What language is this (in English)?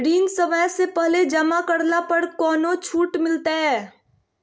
Magahi